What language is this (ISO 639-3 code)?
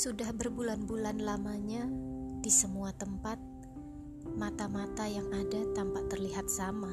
ind